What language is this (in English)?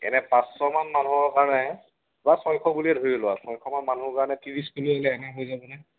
Assamese